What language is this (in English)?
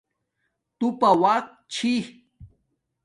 Domaaki